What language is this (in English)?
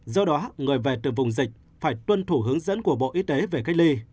Vietnamese